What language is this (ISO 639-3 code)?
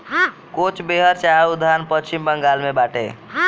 bho